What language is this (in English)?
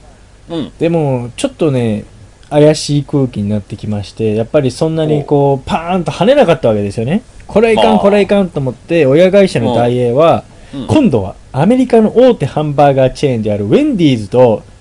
Japanese